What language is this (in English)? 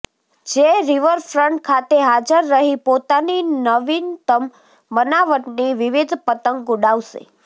Gujarati